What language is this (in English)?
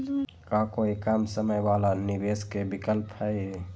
Magahi